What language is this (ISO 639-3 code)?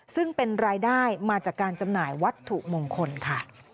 tha